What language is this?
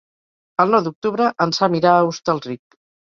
Catalan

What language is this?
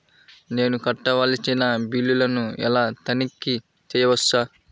Telugu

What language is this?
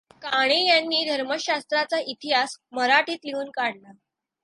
Marathi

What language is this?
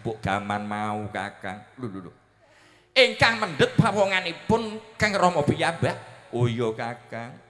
Indonesian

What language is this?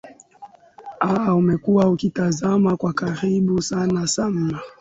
Swahili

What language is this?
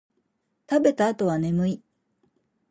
Japanese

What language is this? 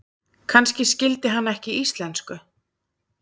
Icelandic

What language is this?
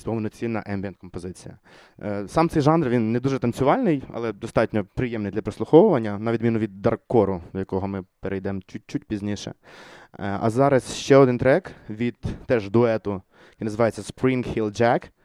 Ukrainian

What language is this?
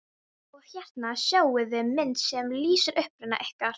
Icelandic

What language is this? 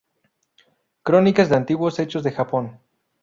Spanish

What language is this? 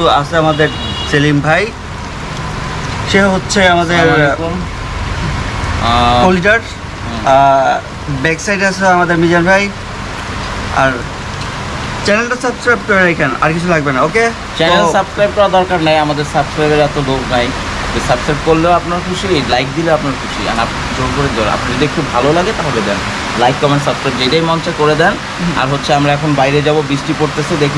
Bangla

